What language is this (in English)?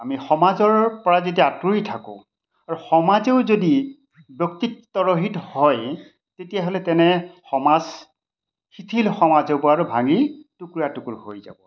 Assamese